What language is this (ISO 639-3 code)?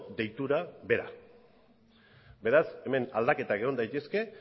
eus